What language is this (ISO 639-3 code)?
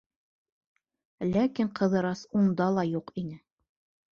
bak